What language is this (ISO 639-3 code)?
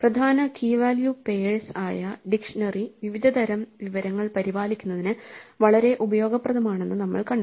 mal